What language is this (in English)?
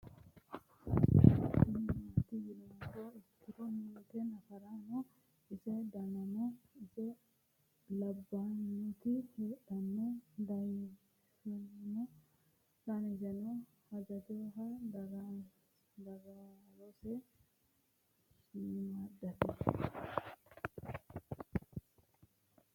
Sidamo